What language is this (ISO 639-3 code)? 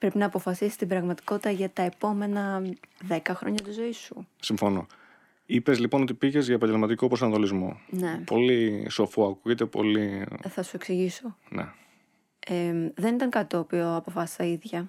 ell